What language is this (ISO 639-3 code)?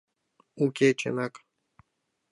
chm